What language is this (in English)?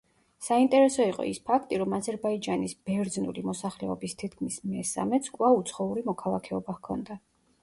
Georgian